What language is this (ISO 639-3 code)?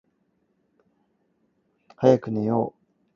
yue